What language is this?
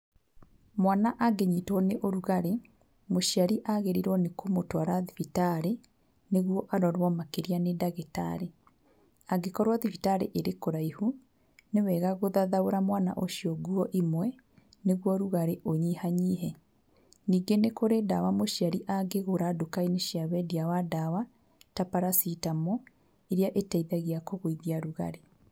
Kikuyu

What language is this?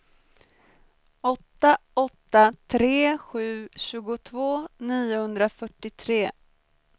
Swedish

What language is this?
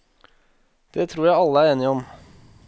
Norwegian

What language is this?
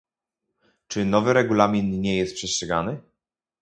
Polish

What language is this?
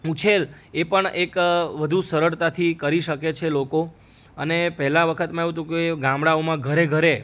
Gujarati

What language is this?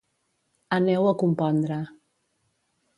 Catalan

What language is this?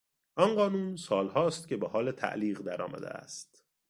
Persian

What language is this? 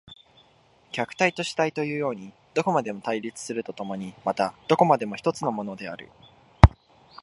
Japanese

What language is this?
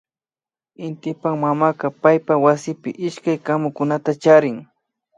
Imbabura Highland Quichua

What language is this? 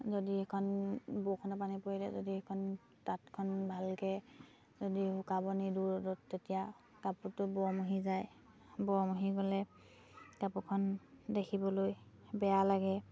Assamese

